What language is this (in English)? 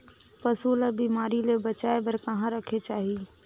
Chhattisgarhi